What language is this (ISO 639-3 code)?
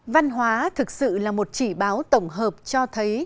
vie